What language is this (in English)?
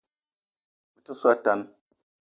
Eton (Cameroon)